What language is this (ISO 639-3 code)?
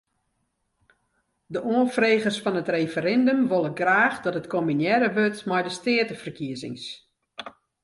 fry